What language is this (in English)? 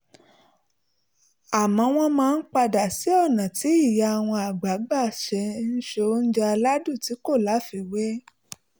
Yoruba